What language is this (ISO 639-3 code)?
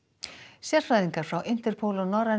isl